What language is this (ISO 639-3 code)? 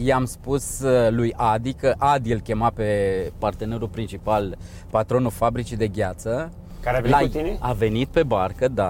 ron